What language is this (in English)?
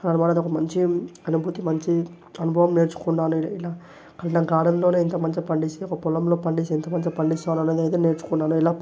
Telugu